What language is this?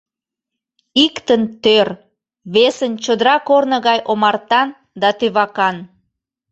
Mari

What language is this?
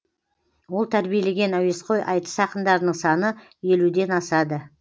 Kazakh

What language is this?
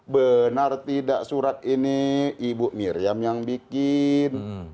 Indonesian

